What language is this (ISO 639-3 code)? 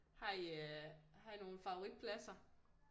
dan